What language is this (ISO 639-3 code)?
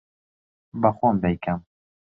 ckb